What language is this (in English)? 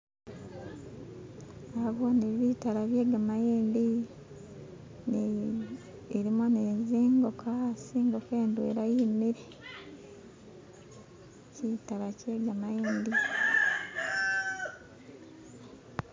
Masaaba